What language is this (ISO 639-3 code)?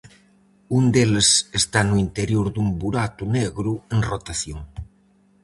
glg